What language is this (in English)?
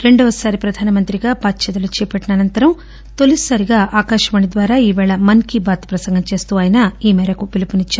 Telugu